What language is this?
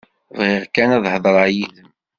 Kabyle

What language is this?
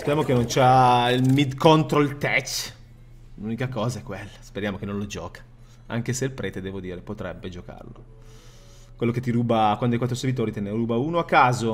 Italian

